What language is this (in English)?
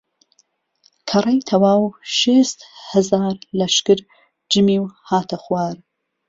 Central Kurdish